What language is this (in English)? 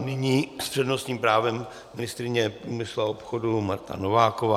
Czech